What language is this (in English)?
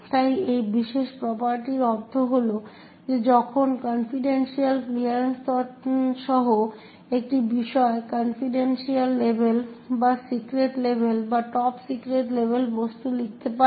Bangla